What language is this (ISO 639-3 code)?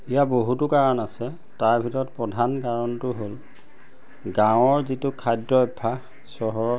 asm